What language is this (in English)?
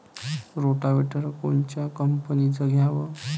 Marathi